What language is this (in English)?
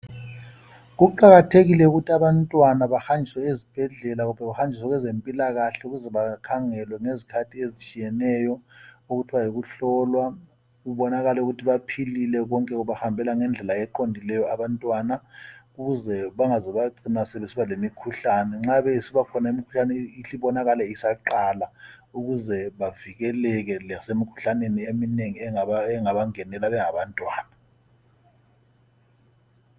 North Ndebele